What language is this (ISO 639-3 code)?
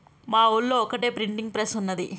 tel